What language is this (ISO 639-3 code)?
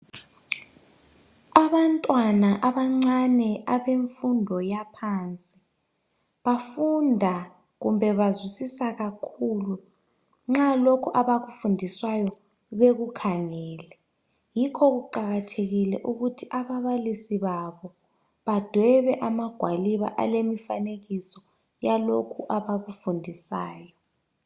nde